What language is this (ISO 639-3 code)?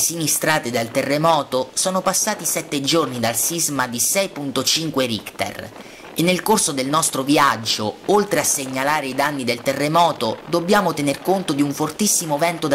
ita